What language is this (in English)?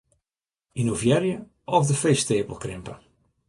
Western Frisian